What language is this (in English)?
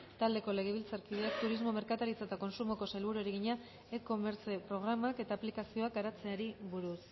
Basque